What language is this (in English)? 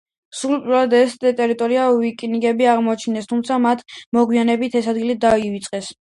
Georgian